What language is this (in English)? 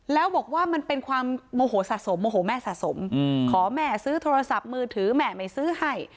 Thai